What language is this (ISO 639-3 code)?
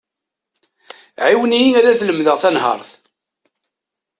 kab